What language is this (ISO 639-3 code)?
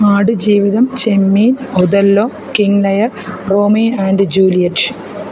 mal